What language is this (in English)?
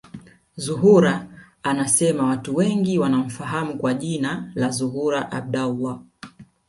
Swahili